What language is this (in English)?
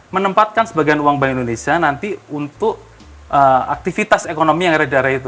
Indonesian